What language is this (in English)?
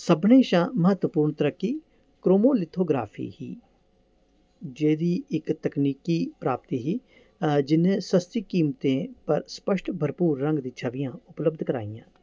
Dogri